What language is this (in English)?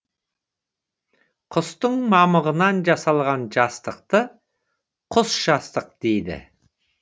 Kazakh